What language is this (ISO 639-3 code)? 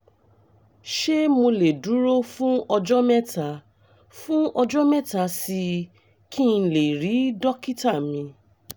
yor